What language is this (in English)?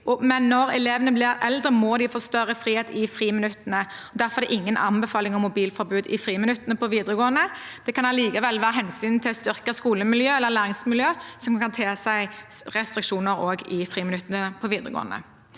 Norwegian